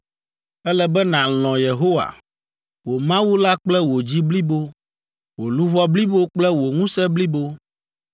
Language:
Ewe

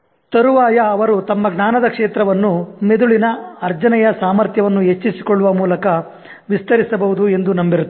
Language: Kannada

